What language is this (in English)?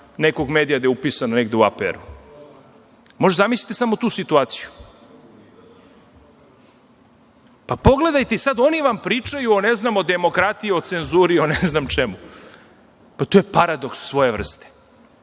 Serbian